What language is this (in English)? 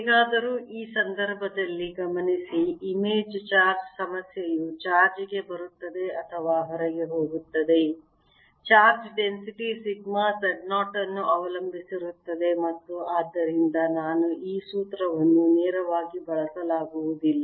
Kannada